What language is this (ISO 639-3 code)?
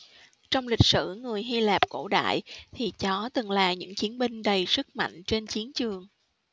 vie